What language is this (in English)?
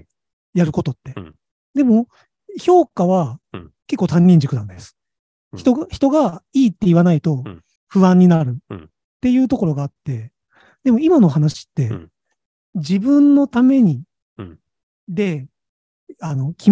Japanese